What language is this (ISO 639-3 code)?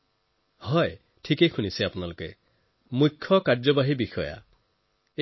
asm